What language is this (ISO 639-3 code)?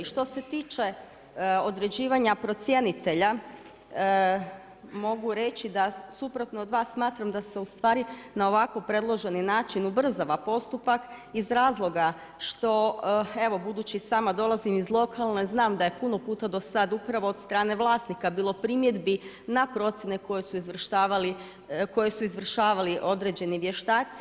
hrv